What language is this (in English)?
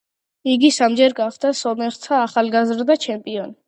Georgian